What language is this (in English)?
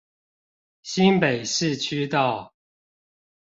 Chinese